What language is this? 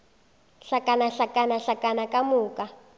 Northern Sotho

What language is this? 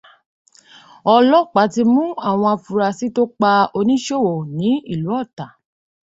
Yoruba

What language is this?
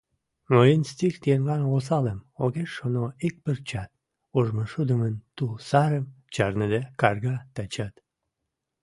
Mari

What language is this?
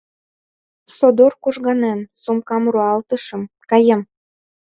Mari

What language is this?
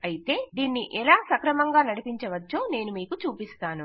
Telugu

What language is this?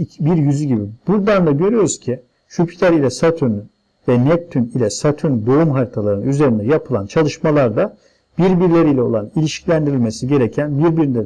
Turkish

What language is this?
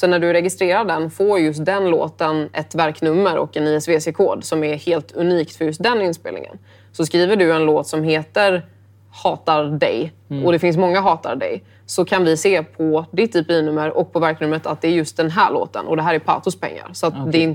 Swedish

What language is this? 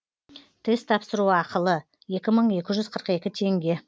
Kazakh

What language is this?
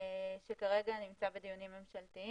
Hebrew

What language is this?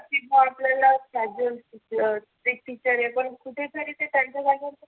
Marathi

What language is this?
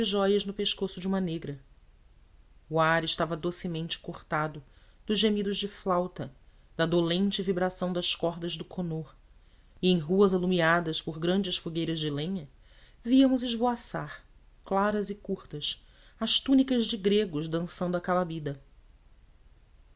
Portuguese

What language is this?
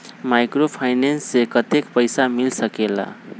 Magahi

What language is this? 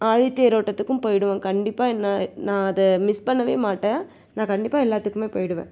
Tamil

